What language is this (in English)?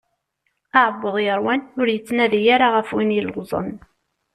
Kabyle